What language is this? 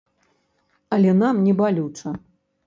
Belarusian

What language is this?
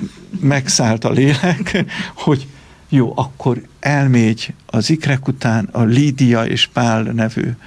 Hungarian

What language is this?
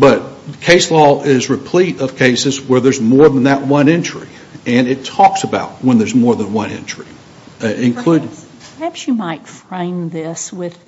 English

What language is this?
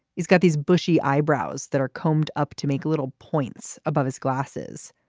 English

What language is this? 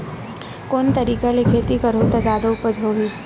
Chhattisgarhi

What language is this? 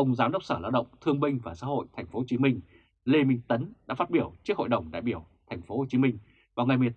Vietnamese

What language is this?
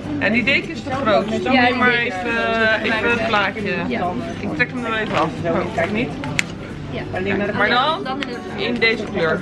Dutch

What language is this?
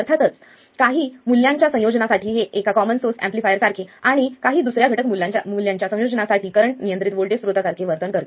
Marathi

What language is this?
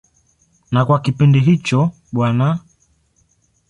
Swahili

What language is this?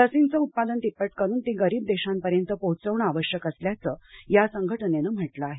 Marathi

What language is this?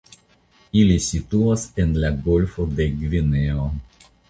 Esperanto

